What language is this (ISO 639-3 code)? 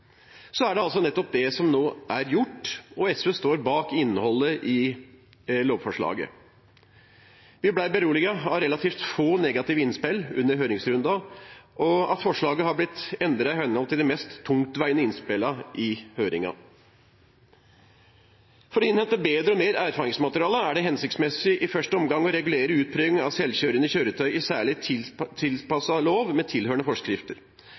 nob